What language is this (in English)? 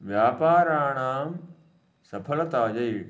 Sanskrit